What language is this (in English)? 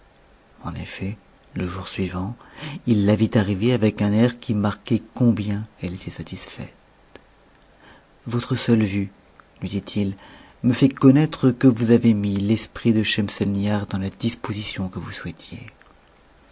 French